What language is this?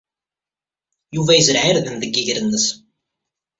Kabyle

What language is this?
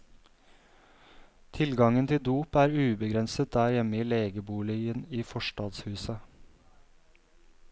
Norwegian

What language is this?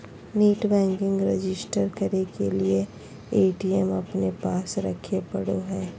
Magahi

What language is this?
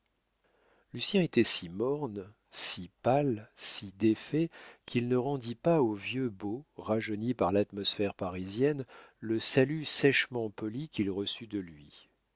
French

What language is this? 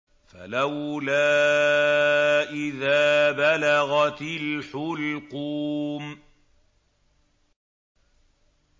Arabic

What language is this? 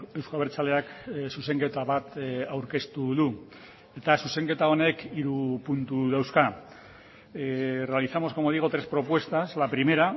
Basque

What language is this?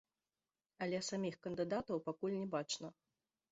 Belarusian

